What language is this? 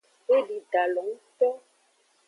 Aja (Benin)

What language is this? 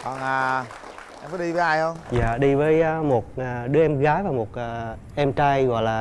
Vietnamese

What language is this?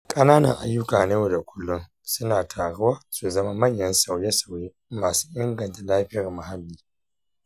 Hausa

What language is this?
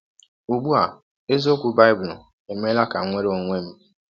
Igbo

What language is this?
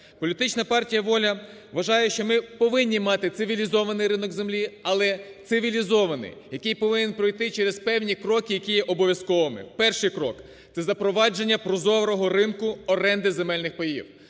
Ukrainian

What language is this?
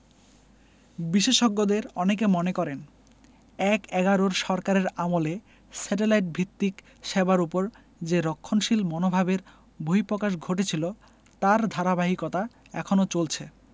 Bangla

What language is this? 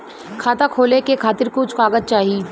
Bhojpuri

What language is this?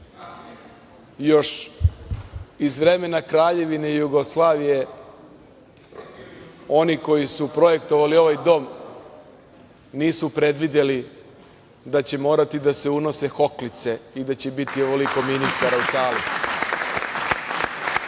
Serbian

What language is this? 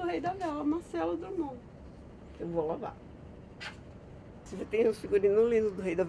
Portuguese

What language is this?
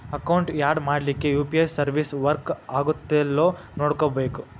Kannada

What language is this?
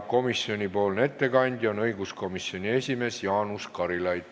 Estonian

